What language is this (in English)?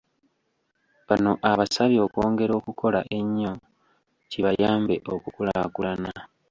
Ganda